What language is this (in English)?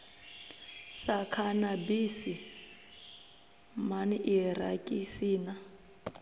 Venda